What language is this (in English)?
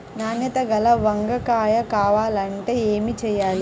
Telugu